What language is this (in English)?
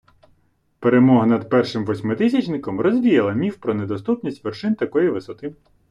Ukrainian